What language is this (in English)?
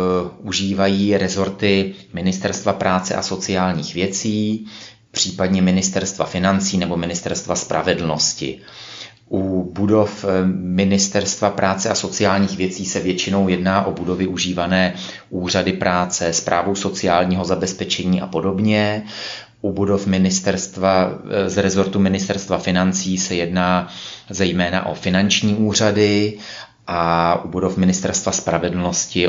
Czech